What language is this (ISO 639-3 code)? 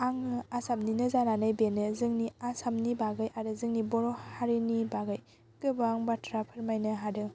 brx